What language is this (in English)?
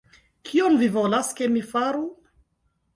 Esperanto